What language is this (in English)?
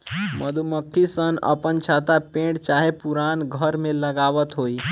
Bhojpuri